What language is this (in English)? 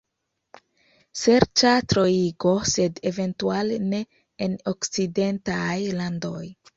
Esperanto